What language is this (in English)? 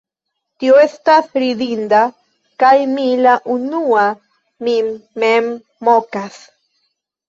Esperanto